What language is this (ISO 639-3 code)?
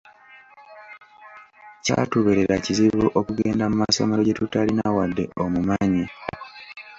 lug